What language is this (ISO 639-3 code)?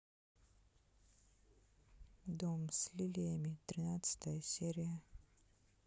rus